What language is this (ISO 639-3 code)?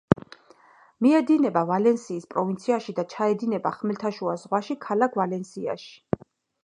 kat